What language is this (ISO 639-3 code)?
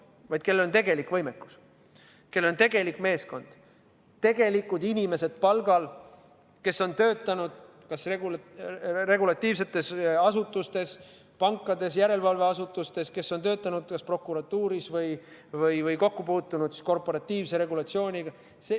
est